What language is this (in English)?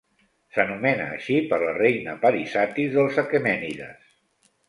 Catalan